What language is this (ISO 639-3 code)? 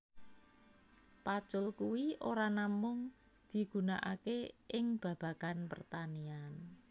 jav